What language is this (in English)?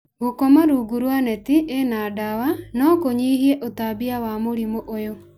Kikuyu